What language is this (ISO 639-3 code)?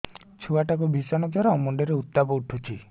ori